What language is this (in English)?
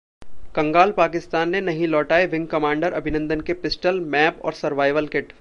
Hindi